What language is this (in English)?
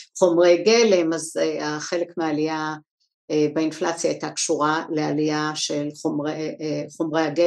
Hebrew